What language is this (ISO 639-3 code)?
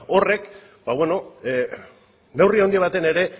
eus